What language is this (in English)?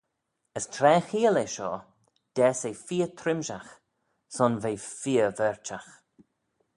Manx